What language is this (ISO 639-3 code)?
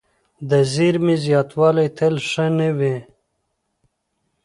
pus